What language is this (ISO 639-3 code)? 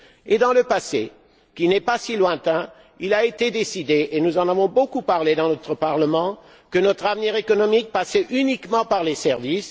fra